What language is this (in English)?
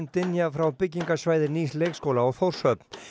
Icelandic